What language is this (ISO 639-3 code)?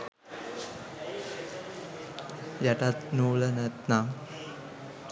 sin